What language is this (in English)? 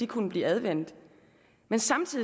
Danish